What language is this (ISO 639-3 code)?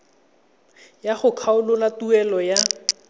tsn